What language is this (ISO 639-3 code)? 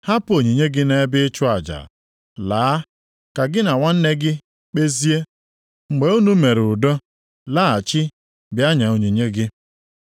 ibo